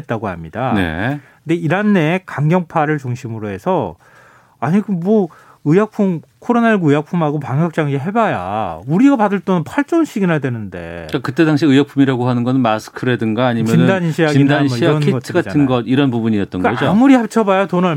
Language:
Korean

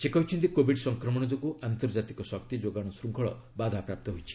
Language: Odia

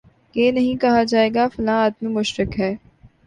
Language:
Urdu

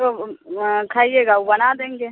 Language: Urdu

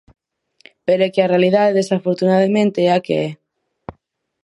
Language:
Galician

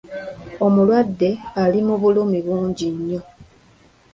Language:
Ganda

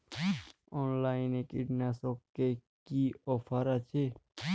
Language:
Bangla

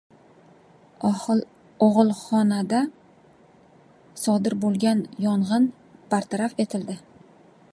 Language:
Uzbek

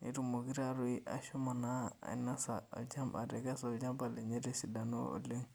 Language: Masai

